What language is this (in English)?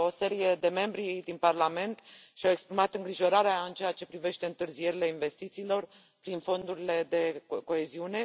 Romanian